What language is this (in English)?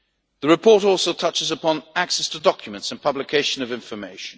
English